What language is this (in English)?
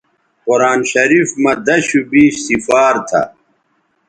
Bateri